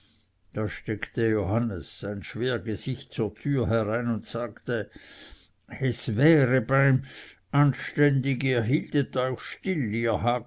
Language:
German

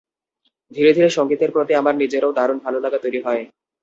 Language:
Bangla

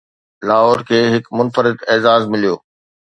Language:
Sindhi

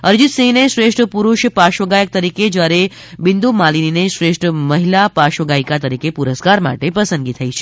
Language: Gujarati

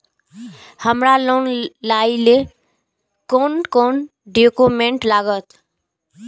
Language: Maithili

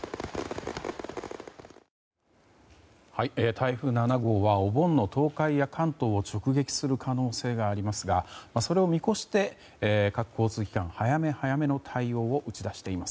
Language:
Japanese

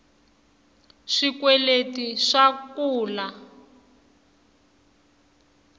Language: Tsonga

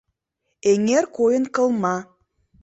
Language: Mari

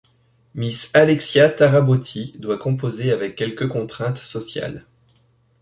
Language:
French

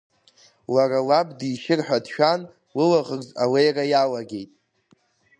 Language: Abkhazian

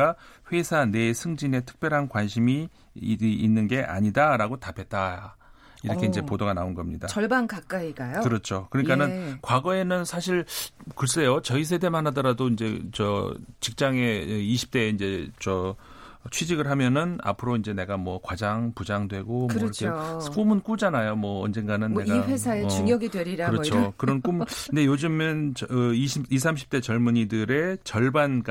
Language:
Korean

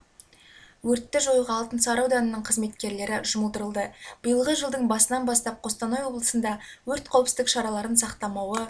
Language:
Kazakh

